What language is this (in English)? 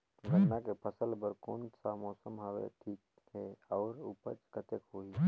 Chhattisgarhi